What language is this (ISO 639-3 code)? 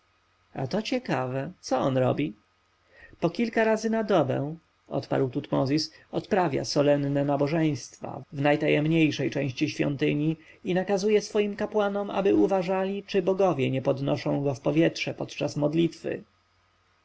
pol